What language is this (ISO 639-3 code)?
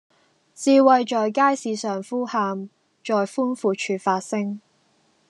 yue